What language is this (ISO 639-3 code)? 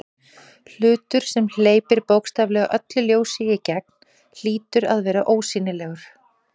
isl